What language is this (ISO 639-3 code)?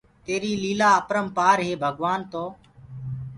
ggg